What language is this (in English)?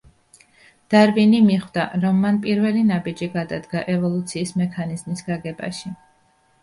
Georgian